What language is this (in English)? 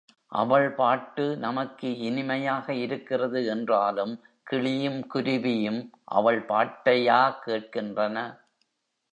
Tamil